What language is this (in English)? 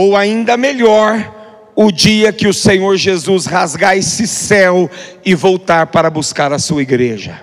Portuguese